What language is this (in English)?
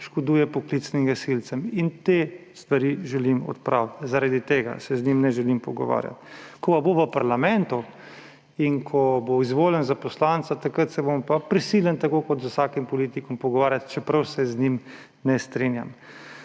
Slovenian